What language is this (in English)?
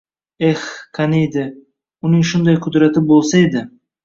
Uzbek